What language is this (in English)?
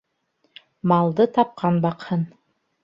Bashkir